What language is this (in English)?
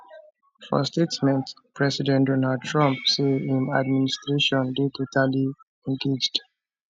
Nigerian Pidgin